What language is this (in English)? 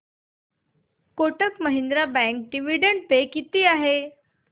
Marathi